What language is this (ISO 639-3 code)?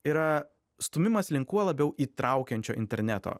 lit